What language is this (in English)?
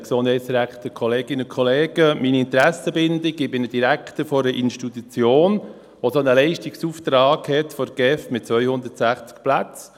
Swiss German